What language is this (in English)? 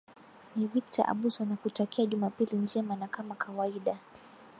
Swahili